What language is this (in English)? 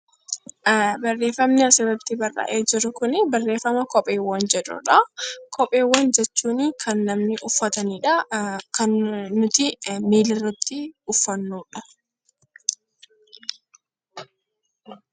Oromo